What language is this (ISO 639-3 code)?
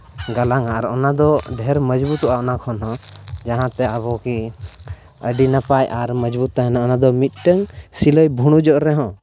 sat